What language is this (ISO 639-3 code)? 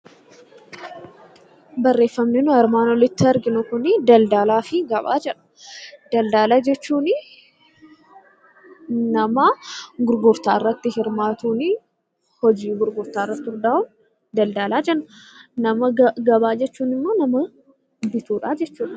orm